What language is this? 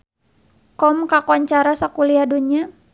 Sundanese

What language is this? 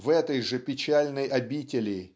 Russian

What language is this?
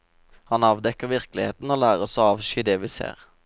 Norwegian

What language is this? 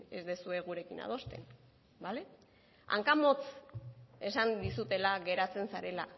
Basque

